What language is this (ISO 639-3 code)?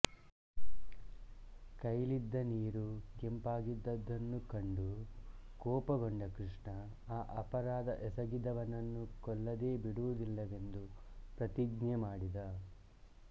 kan